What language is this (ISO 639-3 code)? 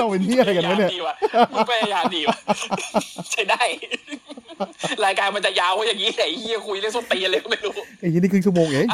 tha